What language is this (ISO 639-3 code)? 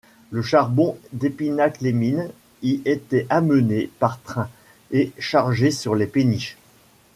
fra